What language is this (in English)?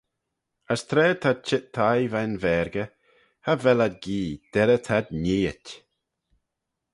Manx